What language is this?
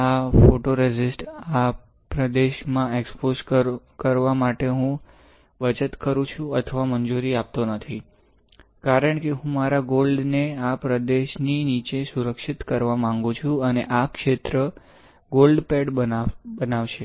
Gujarati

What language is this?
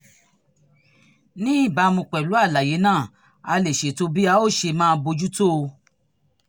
Yoruba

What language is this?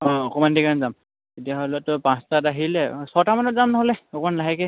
Assamese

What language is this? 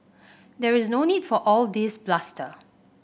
English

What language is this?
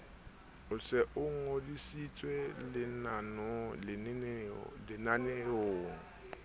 Southern Sotho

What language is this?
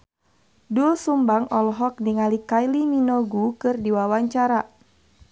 Sundanese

